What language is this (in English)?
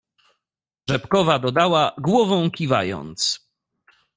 Polish